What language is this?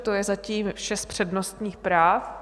Czech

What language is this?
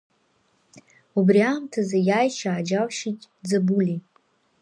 Abkhazian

